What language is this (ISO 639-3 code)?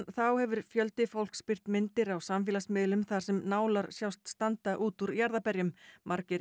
isl